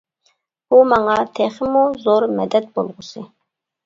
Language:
Uyghur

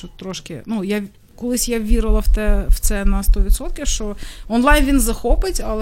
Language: Ukrainian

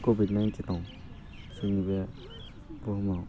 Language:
Bodo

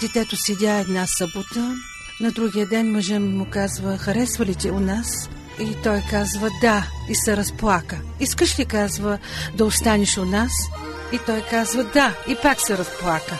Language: Bulgarian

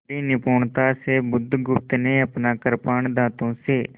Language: Hindi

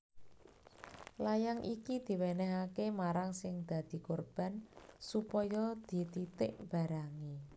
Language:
Javanese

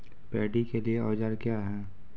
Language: Maithili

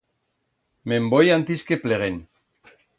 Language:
Aragonese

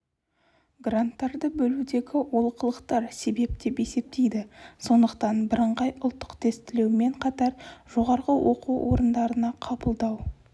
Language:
Kazakh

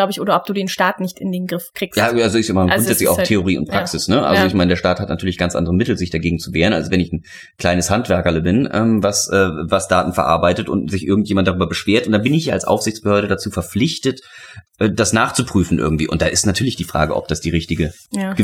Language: German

